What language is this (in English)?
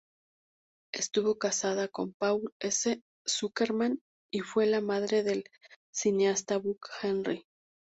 Spanish